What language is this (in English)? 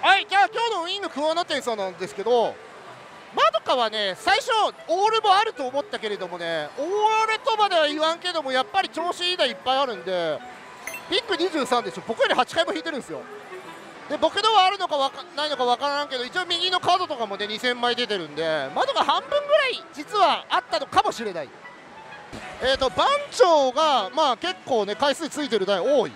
Japanese